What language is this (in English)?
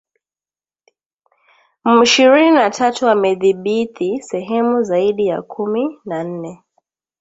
Swahili